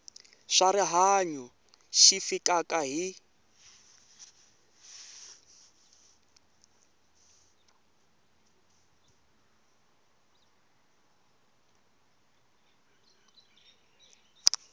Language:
Tsonga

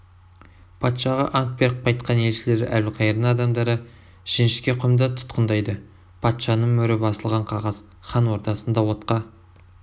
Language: Kazakh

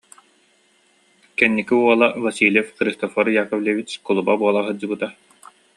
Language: Yakut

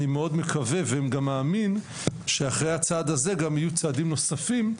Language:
Hebrew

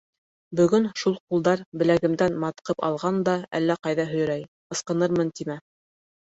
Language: Bashkir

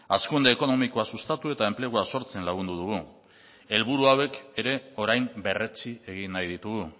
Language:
Basque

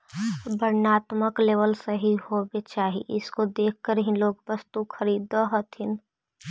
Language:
Magahi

